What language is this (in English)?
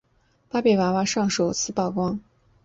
Chinese